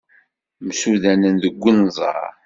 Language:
Kabyle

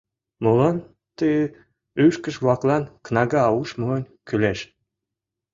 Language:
Mari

